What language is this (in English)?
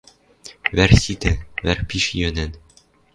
Western Mari